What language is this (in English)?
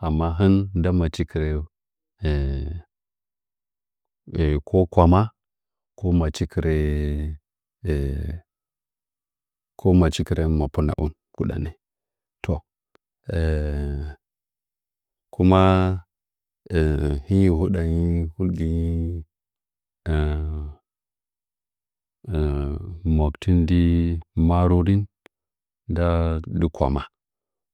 Nzanyi